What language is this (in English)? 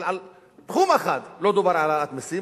Hebrew